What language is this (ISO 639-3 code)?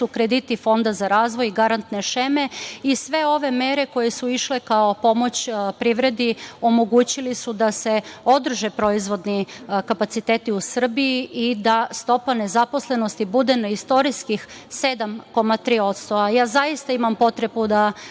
srp